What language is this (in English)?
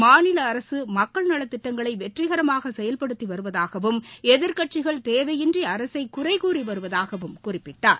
Tamil